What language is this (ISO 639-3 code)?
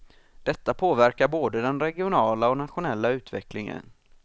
swe